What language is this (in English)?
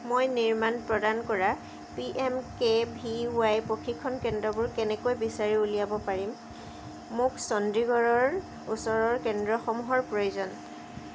Assamese